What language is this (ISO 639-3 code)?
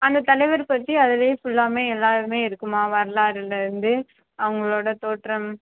tam